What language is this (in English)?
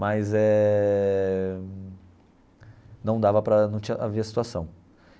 Portuguese